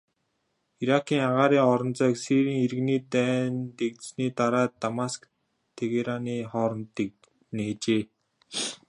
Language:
Mongolian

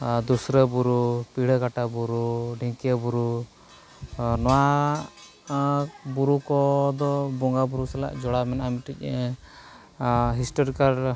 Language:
Santali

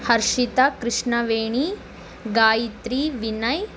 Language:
Kannada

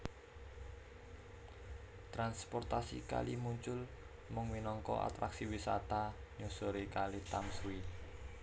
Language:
Javanese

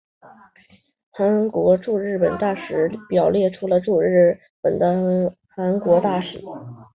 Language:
Chinese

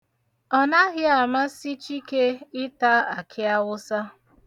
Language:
Igbo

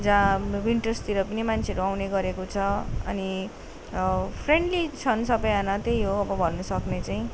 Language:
Nepali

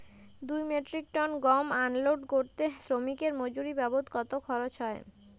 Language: Bangla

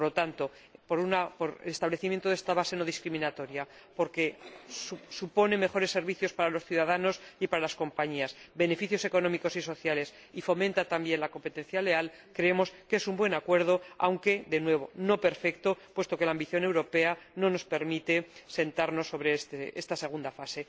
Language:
Spanish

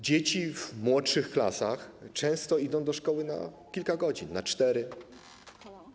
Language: Polish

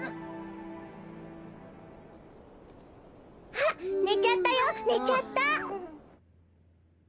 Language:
Japanese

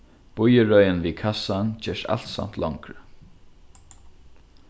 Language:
Faroese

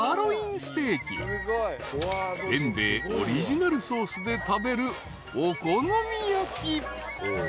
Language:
Japanese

